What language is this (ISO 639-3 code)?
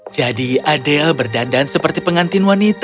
ind